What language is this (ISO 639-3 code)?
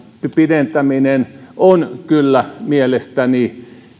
fin